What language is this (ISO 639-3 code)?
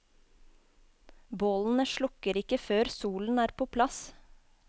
nor